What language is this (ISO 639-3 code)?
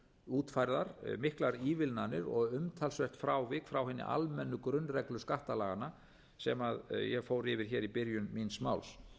isl